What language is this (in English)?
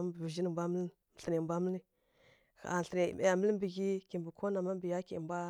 Kirya-Konzəl